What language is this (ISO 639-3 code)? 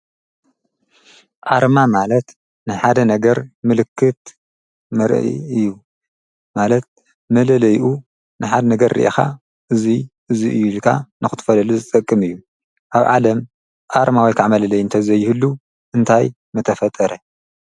tir